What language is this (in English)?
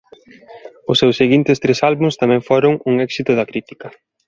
Galician